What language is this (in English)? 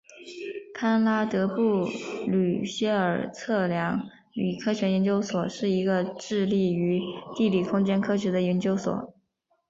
Chinese